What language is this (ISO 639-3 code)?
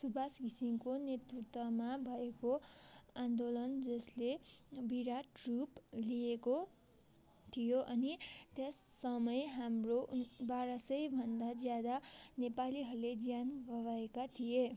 nep